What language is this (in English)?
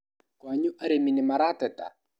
Kikuyu